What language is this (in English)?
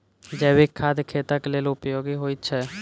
Maithili